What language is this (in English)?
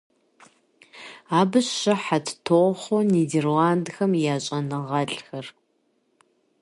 Kabardian